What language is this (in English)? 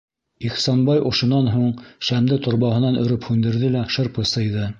Bashkir